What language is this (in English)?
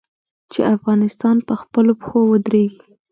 Pashto